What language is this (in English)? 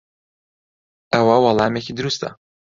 Central Kurdish